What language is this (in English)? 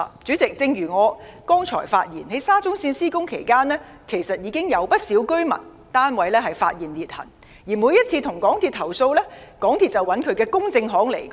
Cantonese